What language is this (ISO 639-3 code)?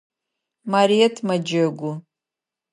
ady